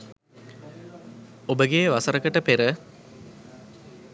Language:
Sinhala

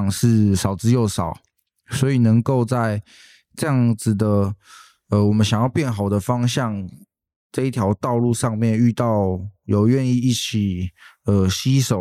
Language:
Chinese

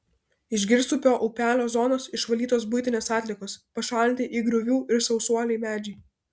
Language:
Lithuanian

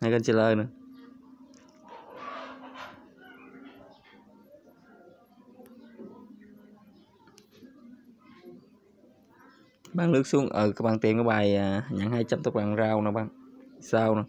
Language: Vietnamese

